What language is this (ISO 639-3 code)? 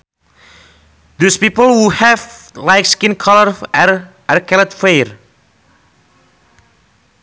sun